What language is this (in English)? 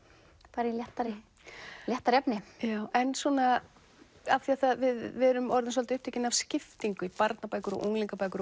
Icelandic